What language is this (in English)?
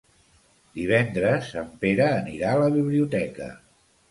Catalan